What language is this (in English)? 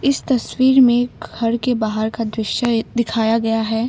Hindi